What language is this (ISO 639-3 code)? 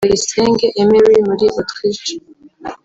kin